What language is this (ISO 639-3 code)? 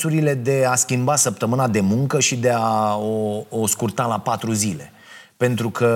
ron